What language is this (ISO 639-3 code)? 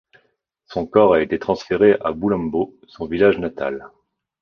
fra